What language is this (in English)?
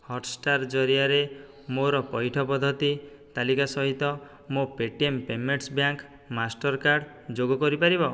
Odia